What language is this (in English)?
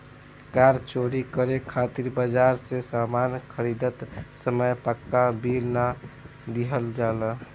Bhojpuri